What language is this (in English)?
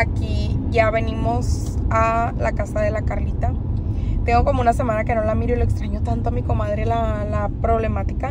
Spanish